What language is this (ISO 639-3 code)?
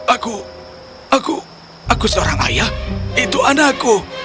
ind